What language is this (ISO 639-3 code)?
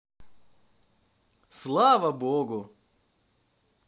rus